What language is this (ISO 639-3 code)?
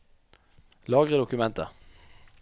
nor